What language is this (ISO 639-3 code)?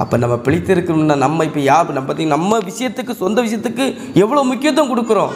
kor